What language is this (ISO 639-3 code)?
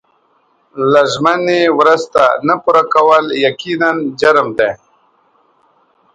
pus